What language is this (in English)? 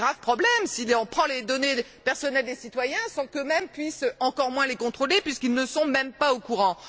French